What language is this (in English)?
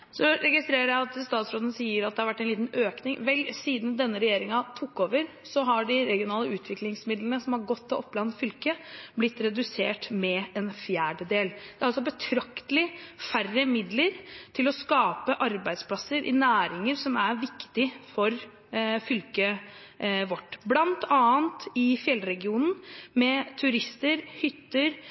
Norwegian Bokmål